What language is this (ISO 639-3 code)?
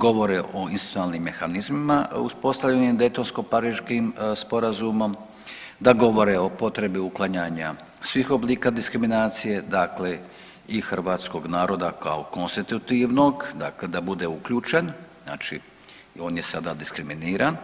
hrv